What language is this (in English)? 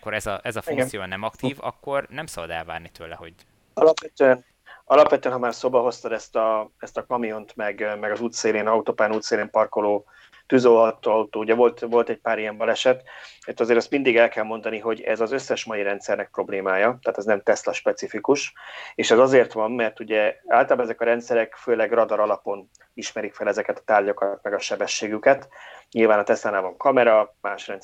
Hungarian